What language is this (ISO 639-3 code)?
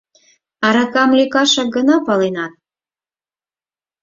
chm